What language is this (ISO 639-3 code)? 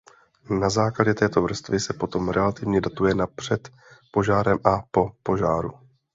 ces